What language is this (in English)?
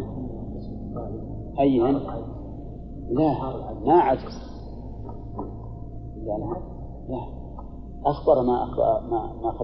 Arabic